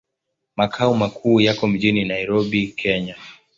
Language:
Swahili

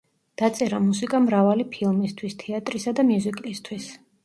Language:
Georgian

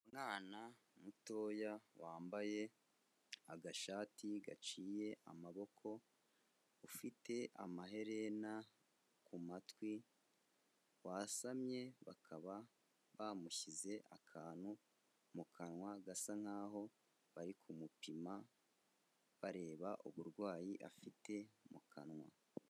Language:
Kinyarwanda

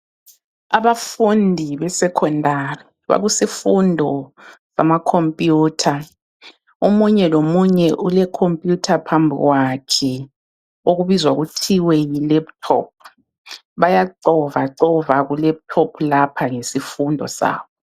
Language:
North Ndebele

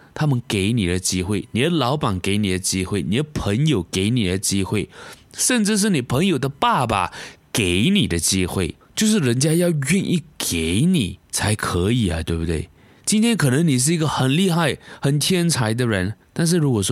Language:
Chinese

